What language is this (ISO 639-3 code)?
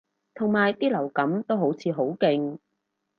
yue